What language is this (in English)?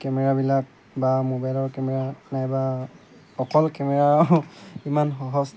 Assamese